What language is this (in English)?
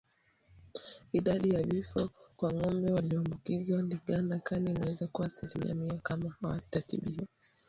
Swahili